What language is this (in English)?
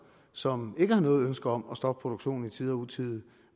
Danish